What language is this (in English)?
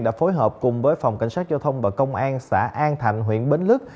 Vietnamese